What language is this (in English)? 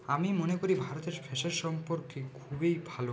Bangla